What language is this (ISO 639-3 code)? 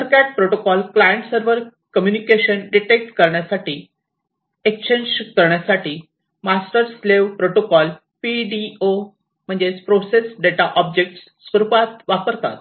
mar